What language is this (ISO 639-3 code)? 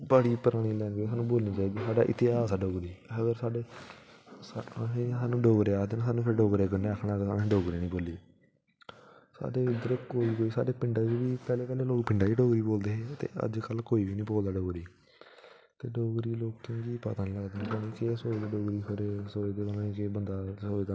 doi